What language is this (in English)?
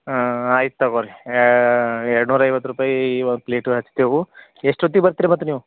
Kannada